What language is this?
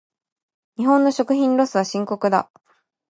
Japanese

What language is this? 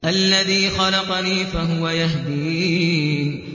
Arabic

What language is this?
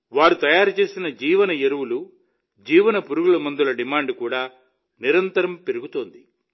Telugu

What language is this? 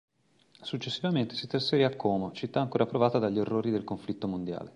Italian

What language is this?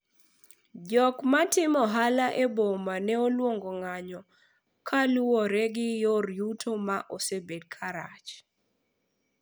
Luo (Kenya and Tanzania)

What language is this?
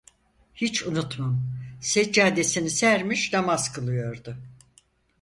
Turkish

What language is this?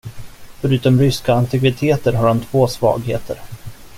Swedish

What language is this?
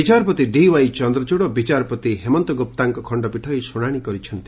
Odia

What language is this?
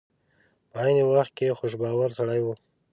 Pashto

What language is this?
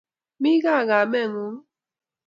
Kalenjin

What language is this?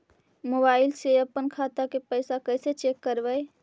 Magahi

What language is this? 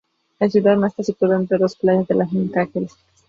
Spanish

